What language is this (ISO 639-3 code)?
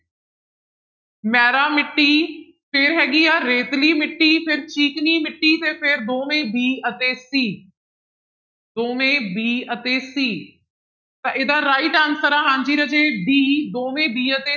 pan